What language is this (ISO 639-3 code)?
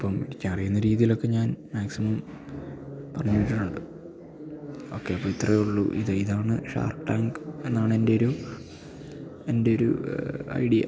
mal